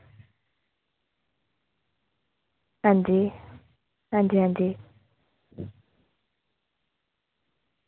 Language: Dogri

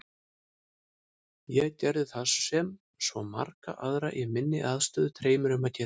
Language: Icelandic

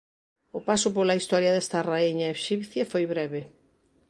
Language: Galician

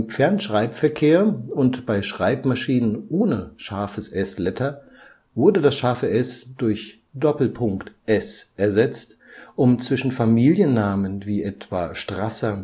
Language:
German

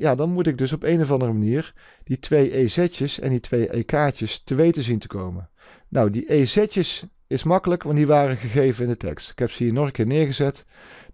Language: Dutch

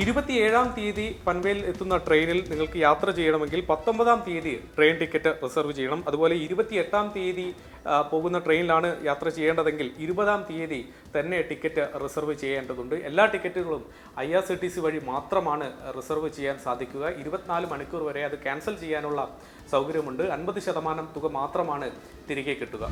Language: Malayalam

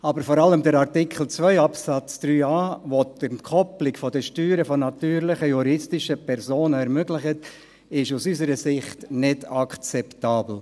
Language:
Swiss German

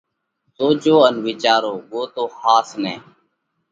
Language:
Parkari Koli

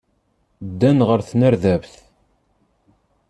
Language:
Kabyle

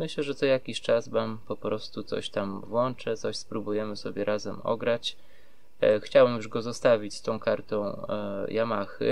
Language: Polish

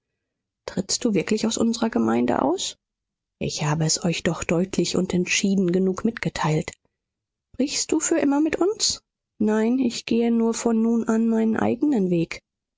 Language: German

